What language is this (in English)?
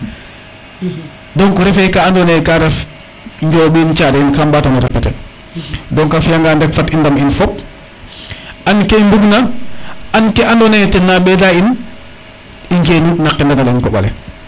Serer